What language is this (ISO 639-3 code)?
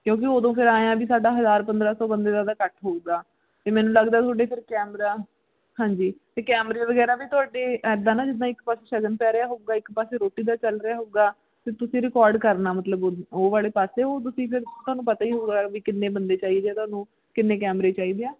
pan